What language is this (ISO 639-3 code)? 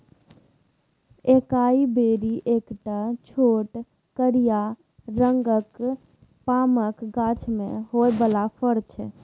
mai